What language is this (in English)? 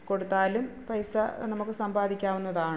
Malayalam